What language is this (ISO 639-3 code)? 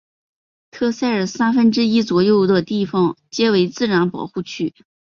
zho